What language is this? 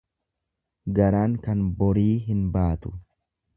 Oromo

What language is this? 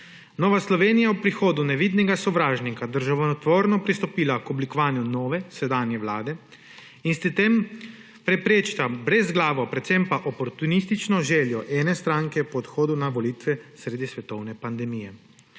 Slovenian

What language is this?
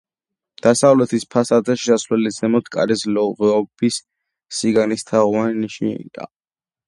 Georgian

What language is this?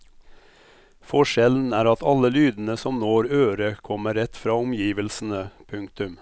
Norwegian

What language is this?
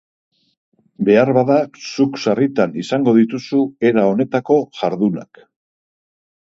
Basque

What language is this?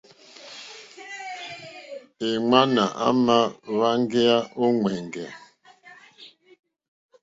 Mokpwe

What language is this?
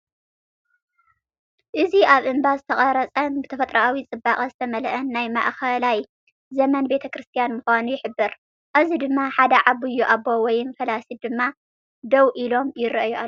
Tigrinya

